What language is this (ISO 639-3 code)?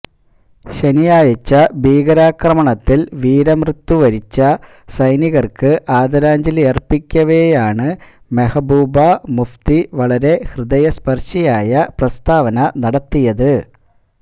mal